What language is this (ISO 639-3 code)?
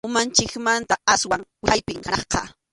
qxu